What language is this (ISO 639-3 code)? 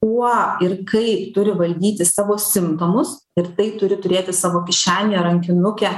lit